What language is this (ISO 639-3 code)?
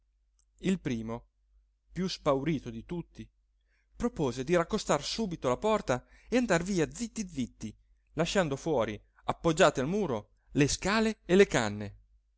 ita